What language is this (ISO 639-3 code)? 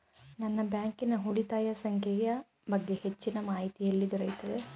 kan